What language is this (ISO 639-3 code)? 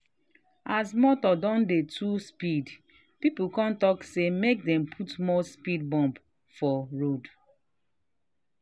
pcm